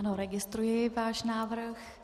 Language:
Czech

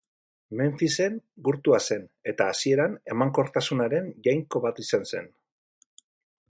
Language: Basque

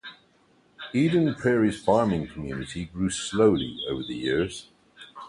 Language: English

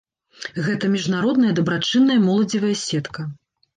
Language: Belarusian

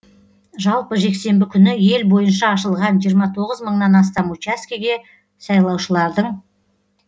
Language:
Kazakh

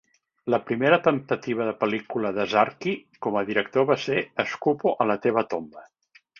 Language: Catalan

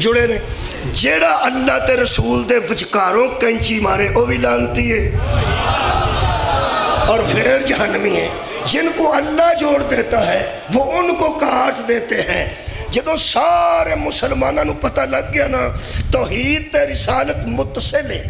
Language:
Punjabi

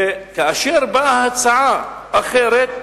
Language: Hebrew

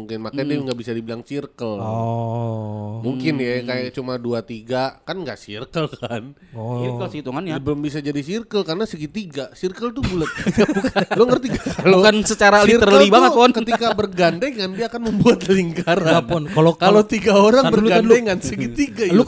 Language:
Indonesian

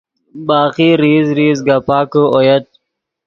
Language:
Yidgha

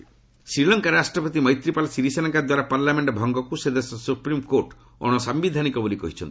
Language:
Odia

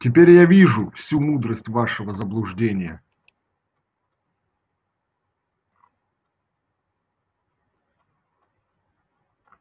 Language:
Russian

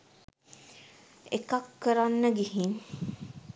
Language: Sinhala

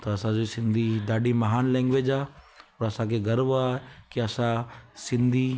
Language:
Sindhi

